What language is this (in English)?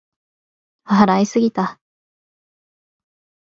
Japanese